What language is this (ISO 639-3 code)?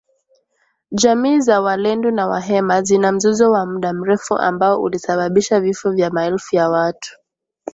swa